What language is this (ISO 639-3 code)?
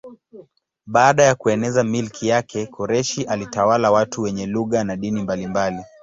swa